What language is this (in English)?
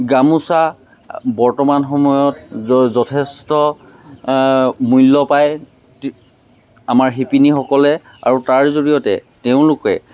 Assamese